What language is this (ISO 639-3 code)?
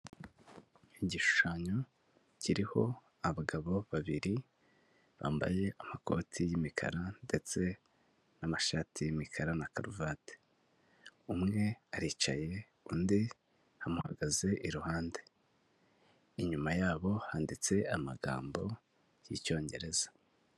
kin